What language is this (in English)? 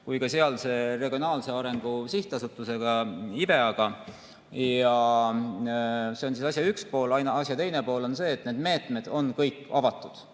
Estonian